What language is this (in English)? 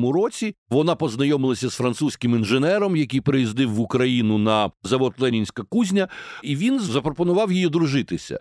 Ukrainian